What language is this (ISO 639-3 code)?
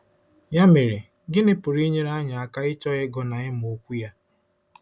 ibo